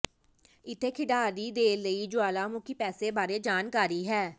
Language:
Punjabi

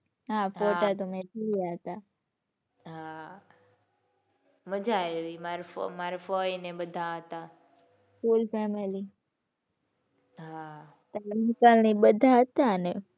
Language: Gujarati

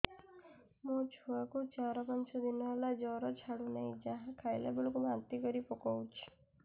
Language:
Odia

